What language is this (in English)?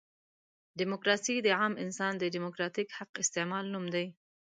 Pashto